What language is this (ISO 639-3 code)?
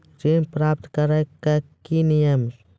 mai